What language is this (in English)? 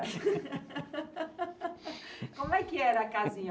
Portuguese